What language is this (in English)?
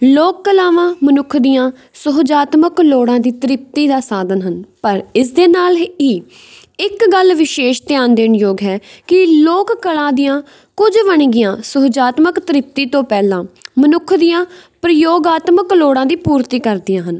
Punjabi